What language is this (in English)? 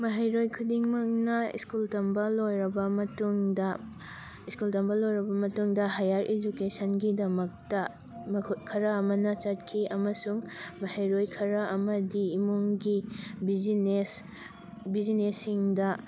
Manipuri